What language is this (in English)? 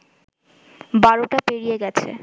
Bangla